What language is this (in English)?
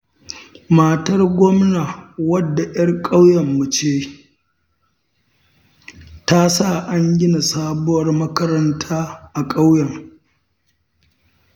Hausa